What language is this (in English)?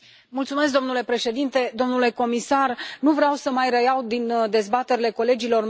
Romanian